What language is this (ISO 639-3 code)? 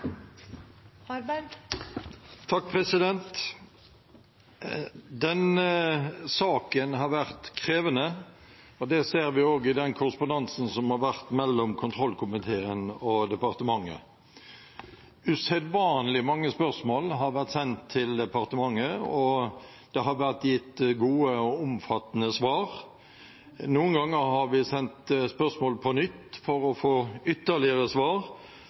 nob